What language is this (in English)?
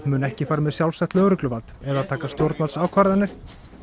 Icelandic